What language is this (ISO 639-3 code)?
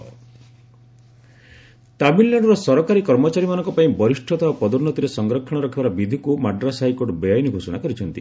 ori